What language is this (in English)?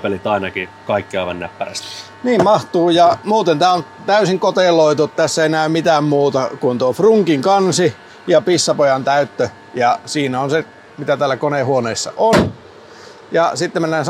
Finnish